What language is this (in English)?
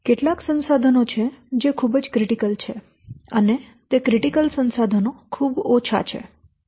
Gujarati